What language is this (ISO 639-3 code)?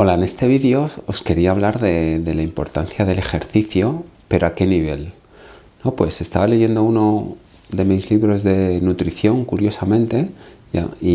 spa